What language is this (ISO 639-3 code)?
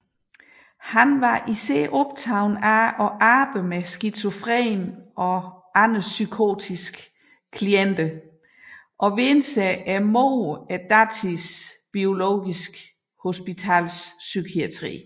dan